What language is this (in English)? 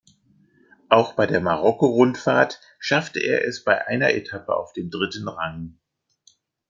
German